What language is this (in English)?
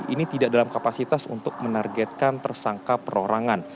Indonesian